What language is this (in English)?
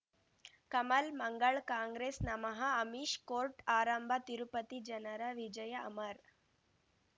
Kannada